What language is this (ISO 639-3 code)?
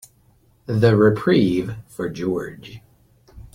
eng